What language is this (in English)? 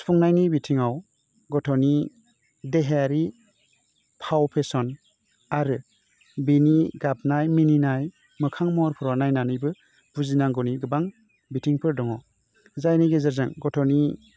Bodo